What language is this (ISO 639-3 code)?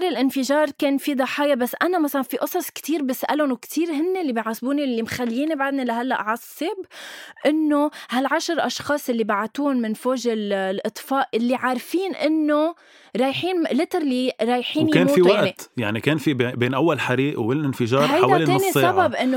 ara